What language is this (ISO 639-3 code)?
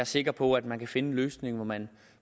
dan